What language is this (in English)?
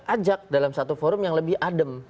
Indonesian